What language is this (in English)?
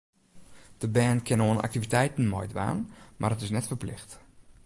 Western Frisian